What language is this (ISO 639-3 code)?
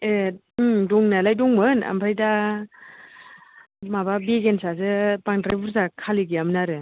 brx